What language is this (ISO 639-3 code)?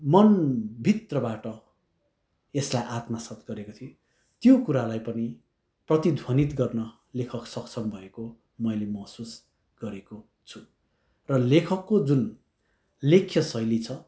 nep